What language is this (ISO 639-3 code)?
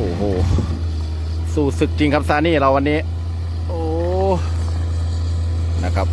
tha